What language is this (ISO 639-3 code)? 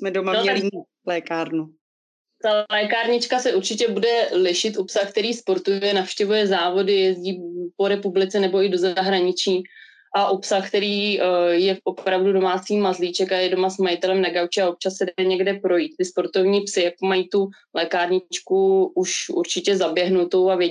ces